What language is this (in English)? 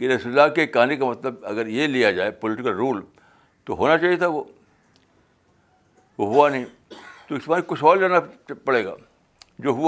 Urdu